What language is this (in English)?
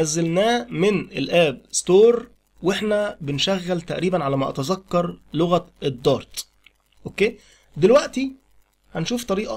Arabic